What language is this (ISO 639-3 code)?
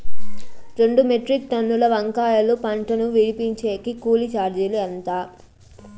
tel